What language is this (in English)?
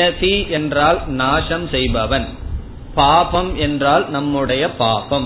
Tamil